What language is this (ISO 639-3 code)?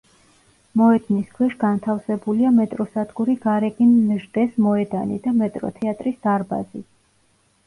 kat